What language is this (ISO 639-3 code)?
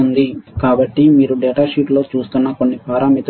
tel